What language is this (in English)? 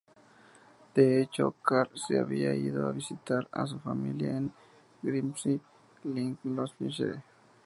Spanish